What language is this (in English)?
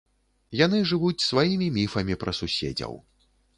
Belarusian